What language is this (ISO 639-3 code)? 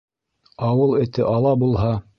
bak